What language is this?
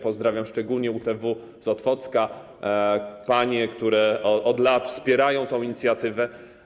Polish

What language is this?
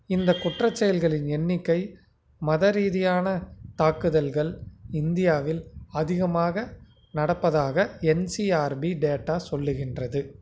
Tamil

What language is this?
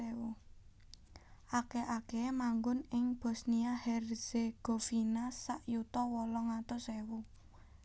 Javanese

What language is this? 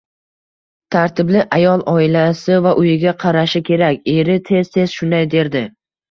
Uzbek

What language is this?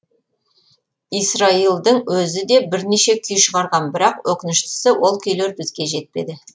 Kazakh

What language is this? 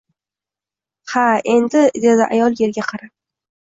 Uzbek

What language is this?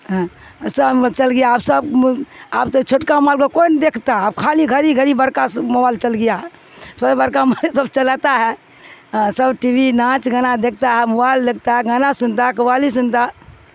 Urdu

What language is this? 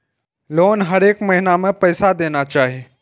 Maithili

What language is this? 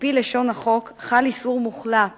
Hebrew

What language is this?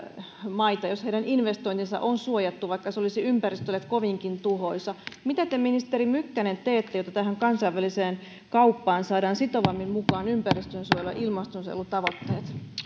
Finnish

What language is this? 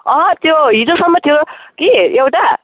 Nepali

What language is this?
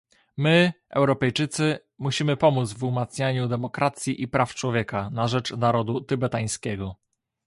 Polish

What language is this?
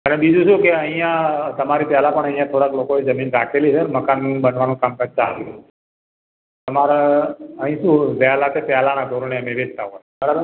Gujarati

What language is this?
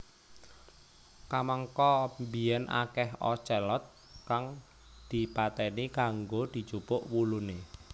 Javanese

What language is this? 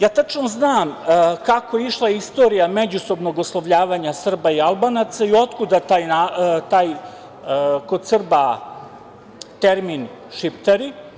Serbian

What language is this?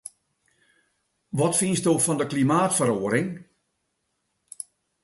Western Frisian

